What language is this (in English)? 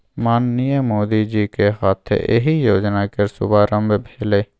Maithili